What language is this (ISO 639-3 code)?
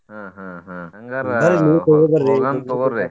kan